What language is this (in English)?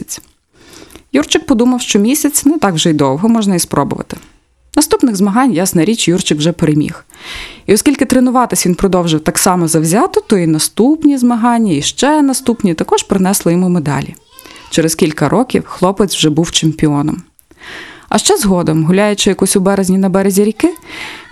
Ukrainian